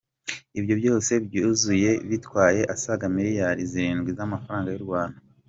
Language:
Kinyarwanda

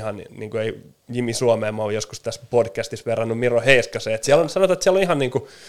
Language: Finnish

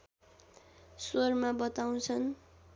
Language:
Nepali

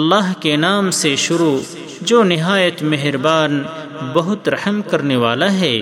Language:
Urdu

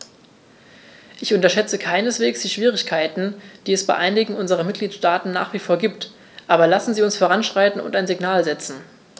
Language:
German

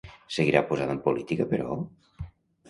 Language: Catalan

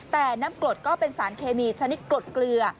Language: Thai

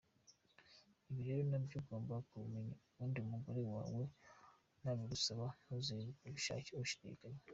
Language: Kinyarwanda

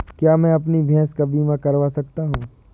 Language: Hindi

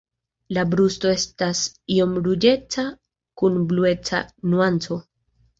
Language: Esperanto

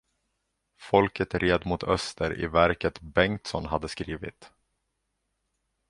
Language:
Swedish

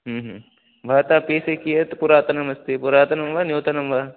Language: Sanskrit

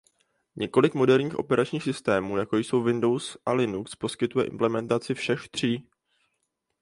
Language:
Czech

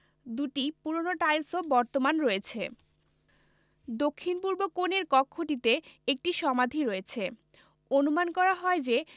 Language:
Bangla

